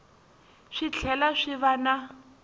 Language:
Tsonga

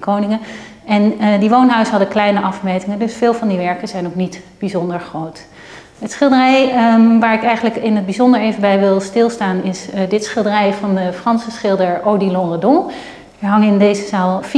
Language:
Dutch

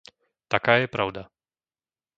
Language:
Slovak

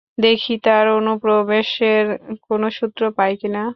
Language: Bangla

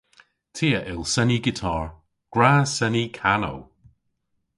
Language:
Cornish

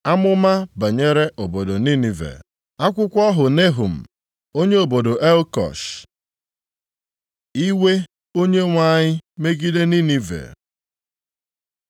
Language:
Igbo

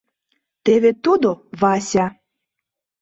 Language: Mari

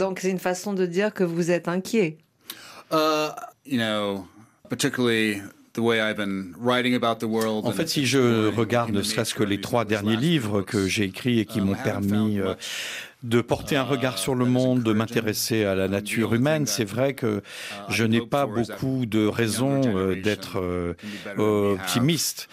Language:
French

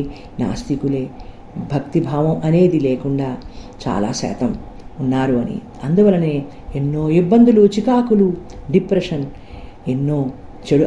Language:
Telugu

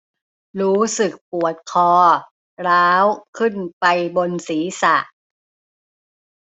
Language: Thai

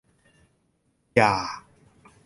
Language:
Thai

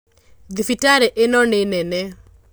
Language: Kikuyu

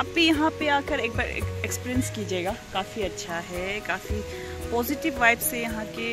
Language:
Hindi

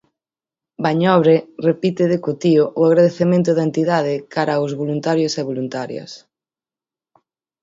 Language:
Galician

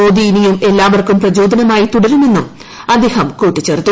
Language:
Malayalam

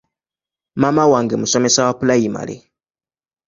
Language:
Ganda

